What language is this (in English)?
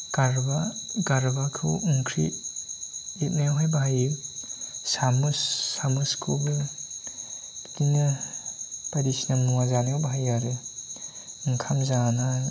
Bodo